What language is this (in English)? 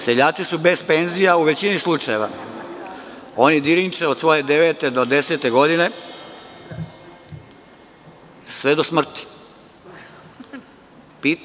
Serbian